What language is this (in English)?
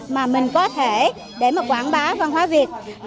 Vietnamese